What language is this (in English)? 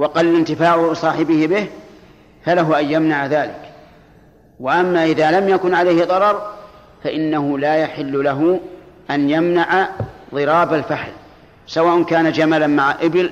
Arabic